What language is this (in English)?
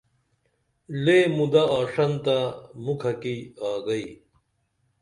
Dameli